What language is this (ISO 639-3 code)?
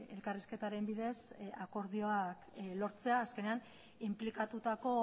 eus